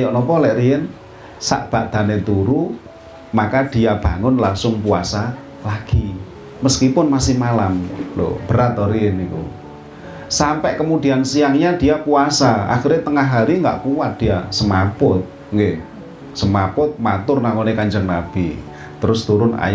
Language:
Indonesian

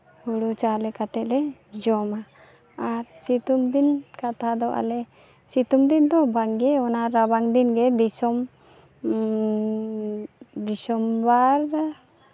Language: Santali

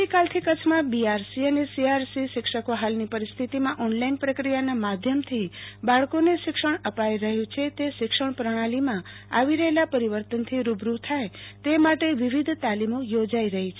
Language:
Gujarati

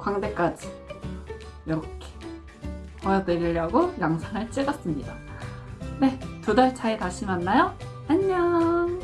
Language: Korean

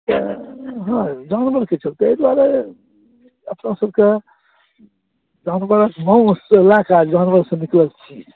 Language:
Maithili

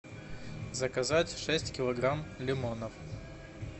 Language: Russian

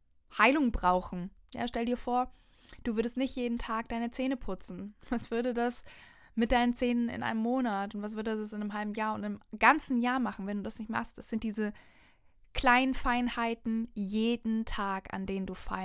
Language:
German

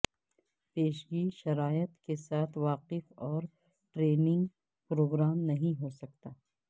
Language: Urdu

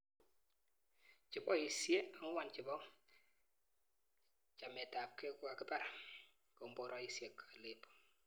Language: Kalenjin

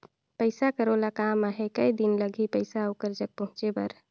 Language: Chhattisgarhi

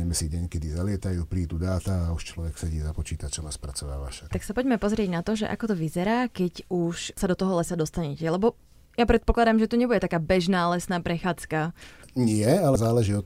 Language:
Slovak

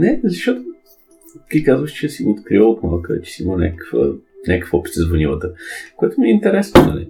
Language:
Bulgarian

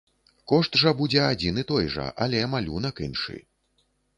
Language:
Belarusian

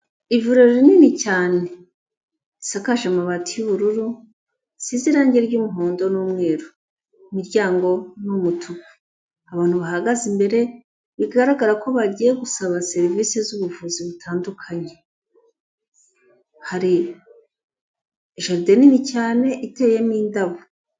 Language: Kinyarwanda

